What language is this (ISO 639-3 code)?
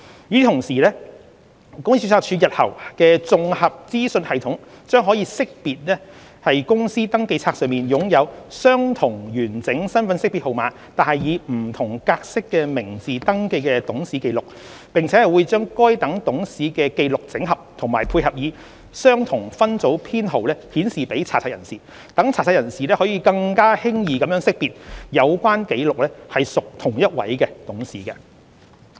yue